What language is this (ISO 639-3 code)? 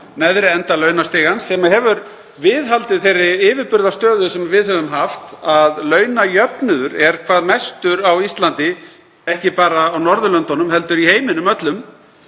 isl